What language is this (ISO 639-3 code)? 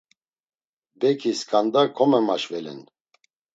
lzz